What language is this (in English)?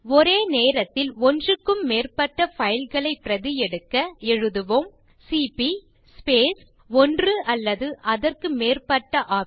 Tamil